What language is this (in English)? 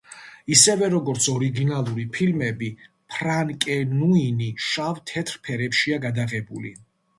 Georgian